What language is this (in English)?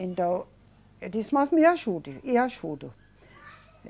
Portuguese